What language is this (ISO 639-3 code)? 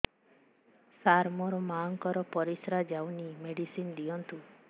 ori